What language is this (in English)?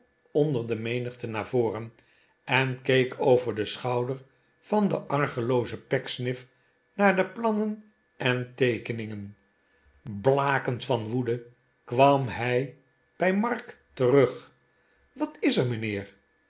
Dutch